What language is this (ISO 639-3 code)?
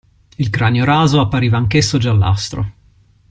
ita